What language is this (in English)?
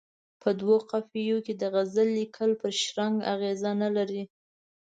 Pashto